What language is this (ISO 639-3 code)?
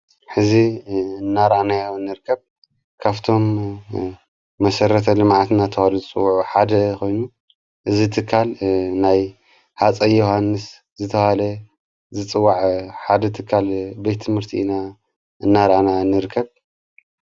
tir